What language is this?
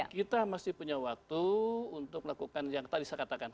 Indonesian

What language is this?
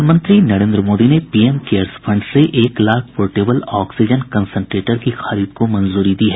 Hindi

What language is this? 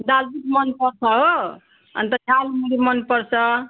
Nepali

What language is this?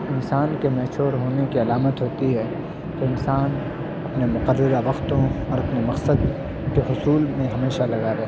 Urdu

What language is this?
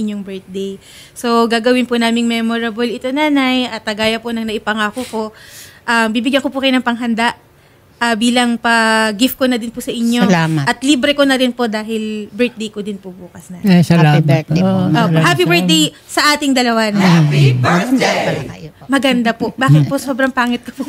Filipino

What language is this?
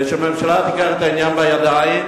Hebrew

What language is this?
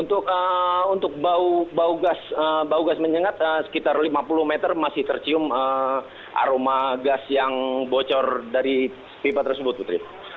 Indonesian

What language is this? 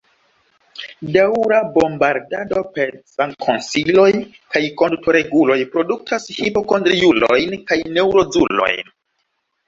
Esperanto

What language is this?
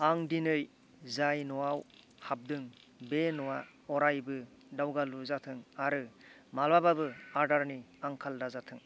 Bodo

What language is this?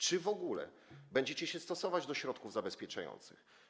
Polish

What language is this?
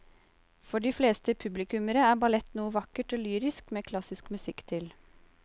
Norwegian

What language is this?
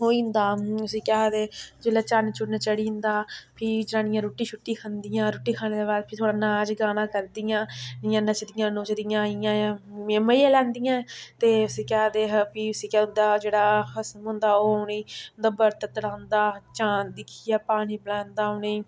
Dogri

